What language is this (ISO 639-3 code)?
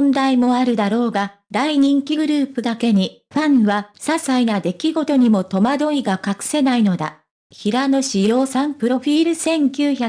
jpn